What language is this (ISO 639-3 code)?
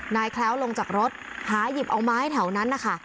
tha